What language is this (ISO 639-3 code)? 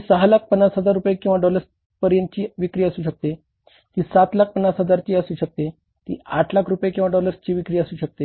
mar